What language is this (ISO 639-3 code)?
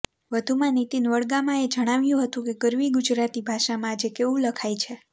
guj